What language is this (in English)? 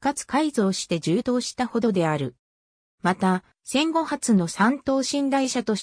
Japanese